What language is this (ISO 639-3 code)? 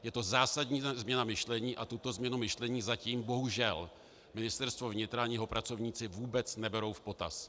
ces